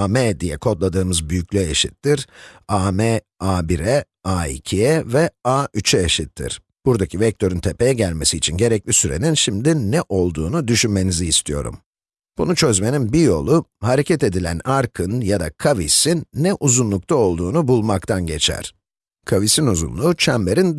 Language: Turkish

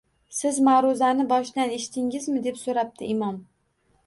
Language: Uzbek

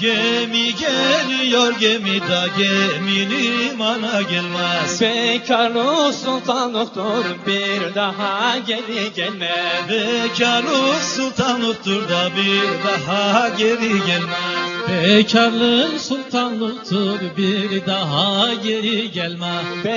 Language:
Turkish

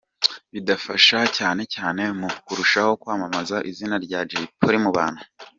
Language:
Kinyarwanda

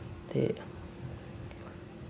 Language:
Dogri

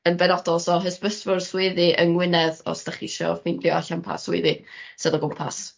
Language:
Welsh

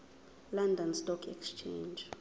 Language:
Zulu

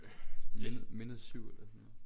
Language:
Danish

